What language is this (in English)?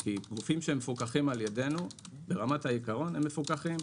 Hebrew